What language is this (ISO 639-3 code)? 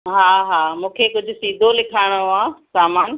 snd